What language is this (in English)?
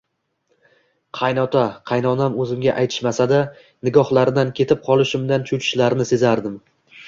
Uzbek